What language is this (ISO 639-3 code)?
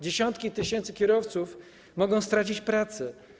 pol